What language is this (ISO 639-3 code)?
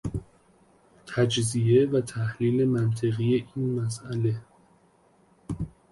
fas